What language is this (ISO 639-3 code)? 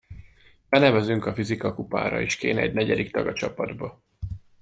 hun